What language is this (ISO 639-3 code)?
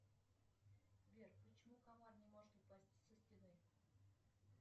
rus